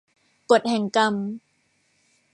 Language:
Thai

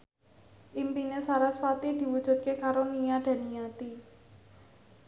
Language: Javanese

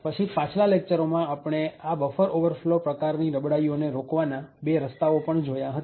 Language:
Gujarati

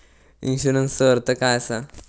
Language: Marathi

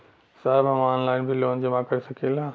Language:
Bhojpuri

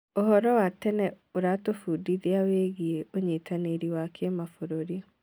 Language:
Kikuyu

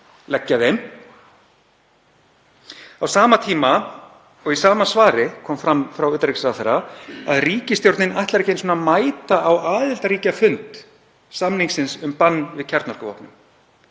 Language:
Icelandic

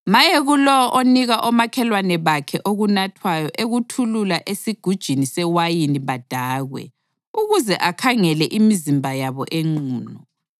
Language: North Ndebele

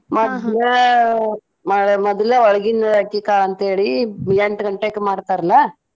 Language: Kannada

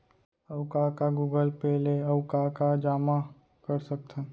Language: Chhattisgarhi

